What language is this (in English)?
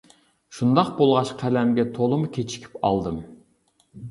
Uyghur